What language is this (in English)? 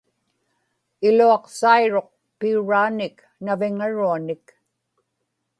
Inupiaq